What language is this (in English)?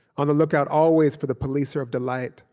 English